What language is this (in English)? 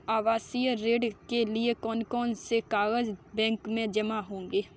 Hindi